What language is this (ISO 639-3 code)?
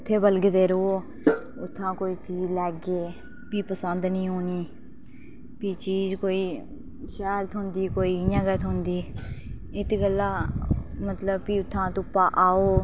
doi